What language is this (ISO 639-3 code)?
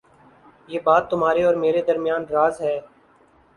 urd